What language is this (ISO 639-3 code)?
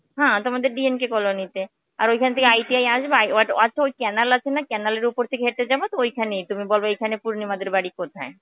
ben